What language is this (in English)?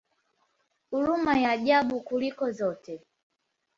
Swahili